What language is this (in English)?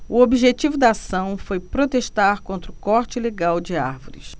Portuguese